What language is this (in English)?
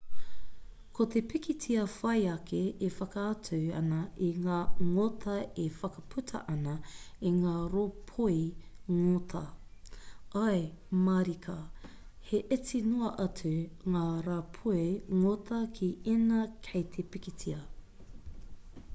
Māori